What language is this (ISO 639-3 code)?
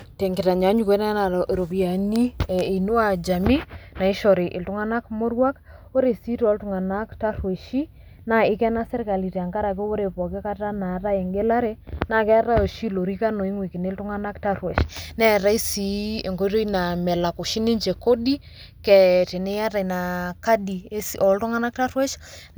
mas